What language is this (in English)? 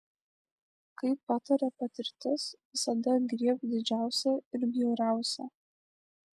Lithuanian